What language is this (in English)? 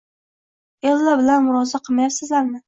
Uzbek